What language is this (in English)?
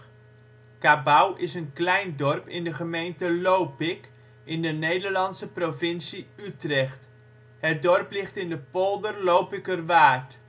Dutch